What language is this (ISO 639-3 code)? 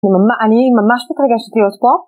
heb